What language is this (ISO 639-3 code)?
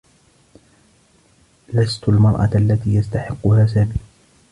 ara